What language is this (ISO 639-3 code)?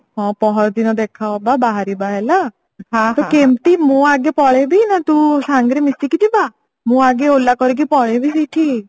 ori